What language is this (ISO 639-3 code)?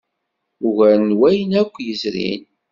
kab